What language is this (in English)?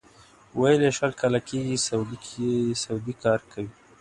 Pashto